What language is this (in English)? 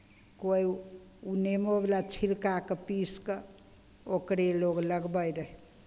Maithili